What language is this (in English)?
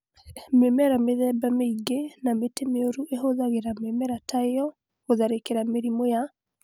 Kikuyu